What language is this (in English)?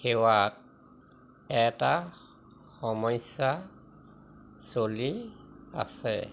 Assamese